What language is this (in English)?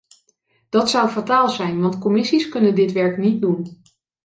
Dutch